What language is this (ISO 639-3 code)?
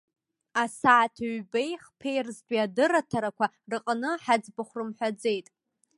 abk